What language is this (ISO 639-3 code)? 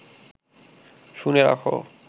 ben